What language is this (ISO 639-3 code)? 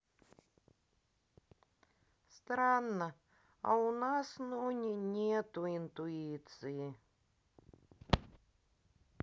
rus